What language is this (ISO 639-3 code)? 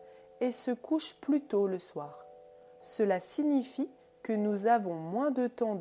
fra